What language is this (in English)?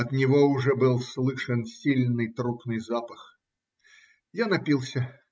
Russian